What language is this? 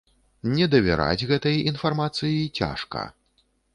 Belarusian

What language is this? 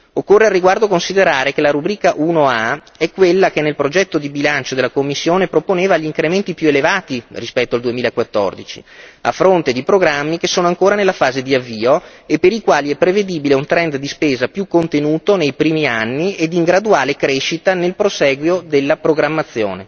Italian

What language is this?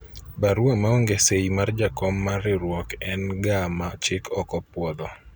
Luo (Kenya and Tanzania)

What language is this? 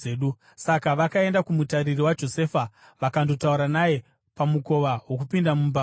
Shona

